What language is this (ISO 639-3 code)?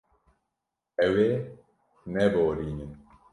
kur